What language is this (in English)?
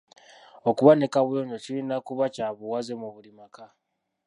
Ganda